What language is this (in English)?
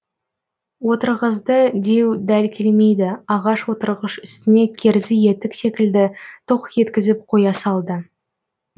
Kazakh